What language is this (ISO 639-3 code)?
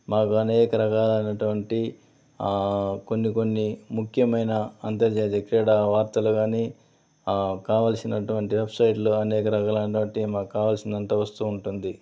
tel